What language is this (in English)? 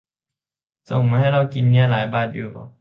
Thai